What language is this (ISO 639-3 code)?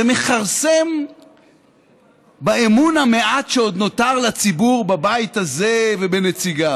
heb